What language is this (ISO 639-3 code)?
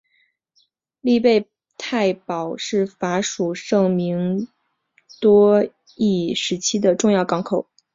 zho